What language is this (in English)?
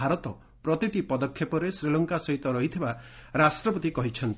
Odia